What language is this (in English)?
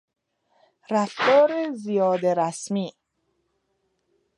Persian